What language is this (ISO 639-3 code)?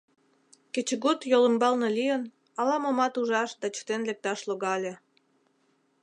chm